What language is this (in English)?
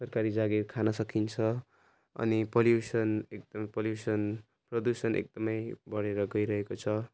Nepali